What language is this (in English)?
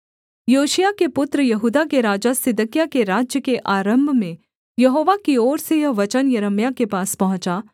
Hindi